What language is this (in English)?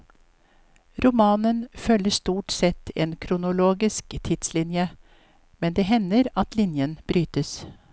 Norwegian